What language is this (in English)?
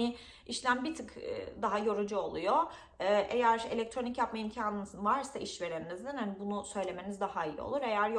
Turkish